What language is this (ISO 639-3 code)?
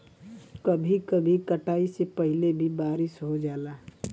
bho